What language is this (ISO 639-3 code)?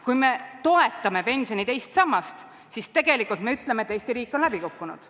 est